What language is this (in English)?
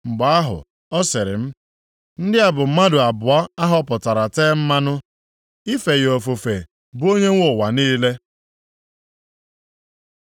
Igbo